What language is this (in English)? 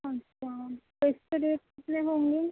Urdu